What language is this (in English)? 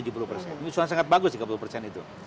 Indonesian